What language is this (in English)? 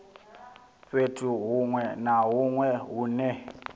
Venda